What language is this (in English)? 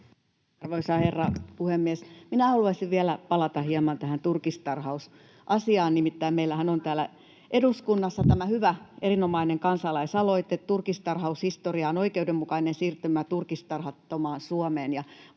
Finnish